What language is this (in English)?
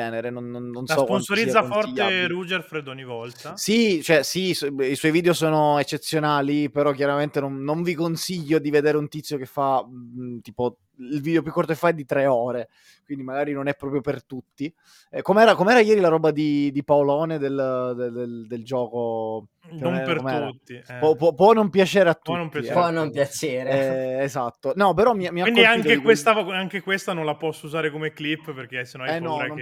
Italian